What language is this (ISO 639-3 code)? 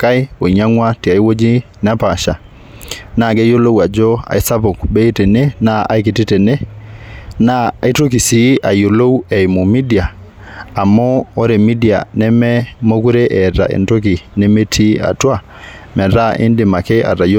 mas